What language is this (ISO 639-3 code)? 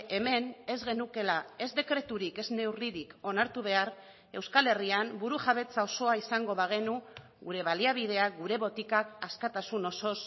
eus